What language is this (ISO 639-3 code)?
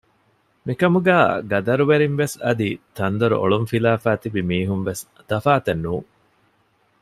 div